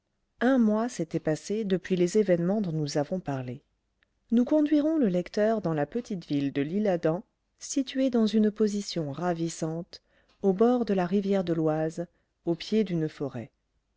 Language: French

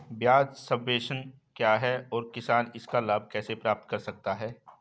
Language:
Hindi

